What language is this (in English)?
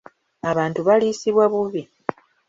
Ganda